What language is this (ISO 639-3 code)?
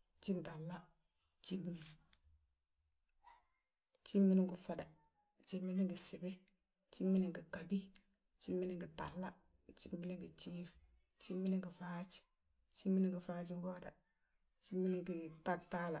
bjt